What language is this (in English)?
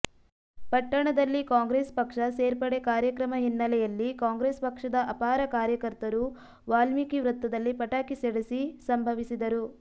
Kannada